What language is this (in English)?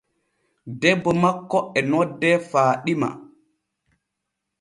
Borgu Fulfulde